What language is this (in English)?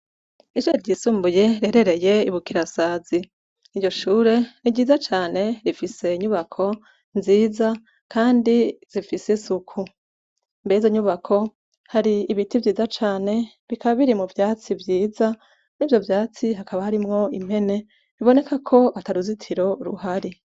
Rundi